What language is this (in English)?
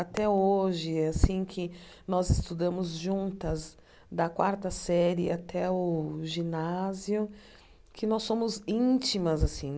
Portuguese